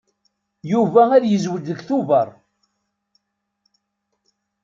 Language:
Kabyle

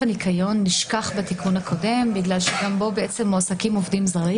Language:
Hebrew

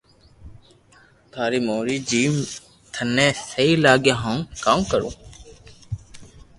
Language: Loarki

